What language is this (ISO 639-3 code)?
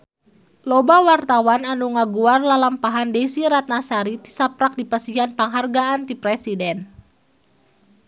sun